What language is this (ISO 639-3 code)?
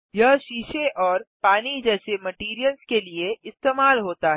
hin